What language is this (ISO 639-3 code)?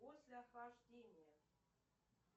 rus